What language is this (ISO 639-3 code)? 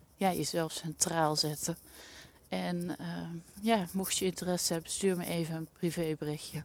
nld